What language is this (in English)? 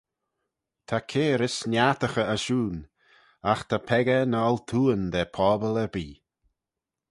Manx